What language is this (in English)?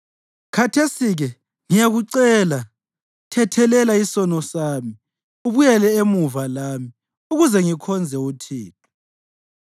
North Ndebele